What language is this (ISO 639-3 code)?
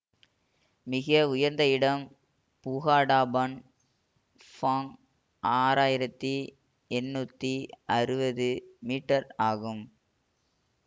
tam